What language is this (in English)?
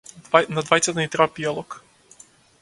Macedonian